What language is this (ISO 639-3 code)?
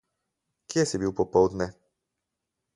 slv